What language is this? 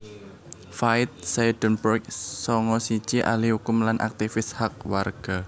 Javanese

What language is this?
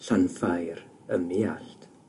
Welsh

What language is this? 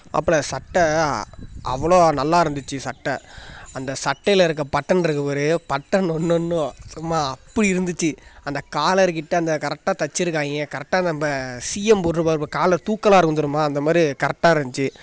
Tamil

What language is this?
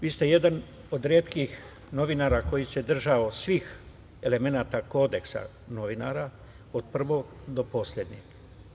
Serbian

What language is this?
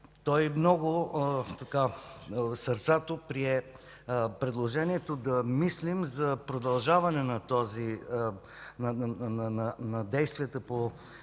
Bulgarian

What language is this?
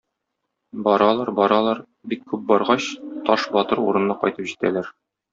Tatar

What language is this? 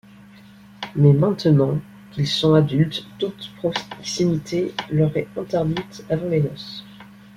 French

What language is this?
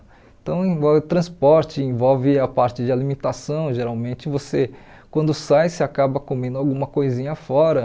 Portuguese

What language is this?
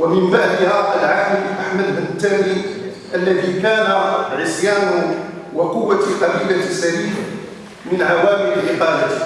Arabic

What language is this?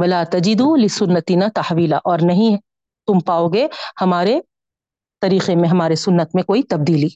Urdu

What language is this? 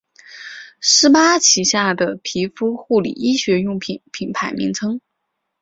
Chinese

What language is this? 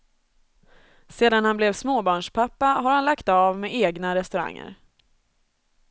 Swedish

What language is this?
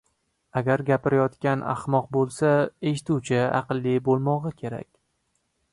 Uzbek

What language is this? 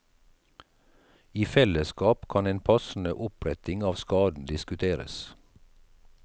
Norwegian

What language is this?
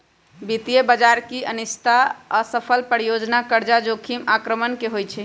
Magahi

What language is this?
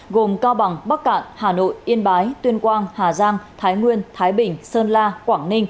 Vietnamese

